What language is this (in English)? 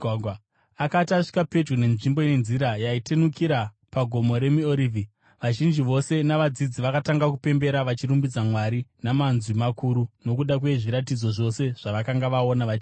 Shona